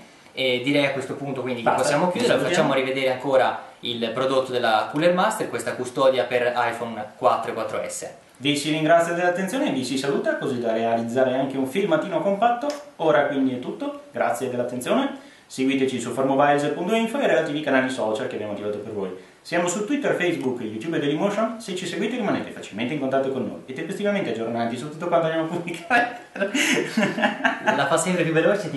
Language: Italian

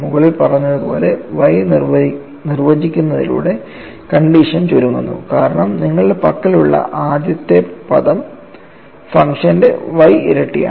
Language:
Malayalam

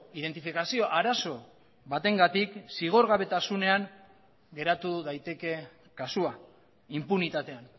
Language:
Basque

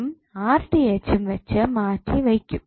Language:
Malayalam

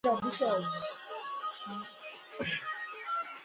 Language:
Georgian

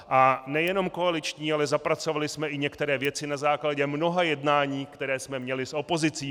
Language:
Czech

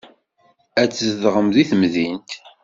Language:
Kabyle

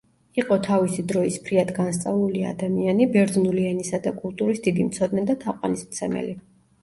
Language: Georgian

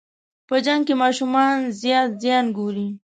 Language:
Pashto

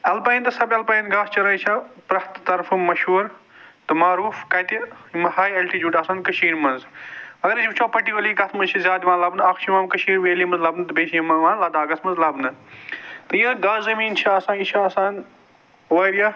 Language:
Kashmiri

